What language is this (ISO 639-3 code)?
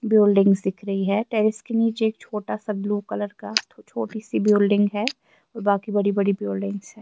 urd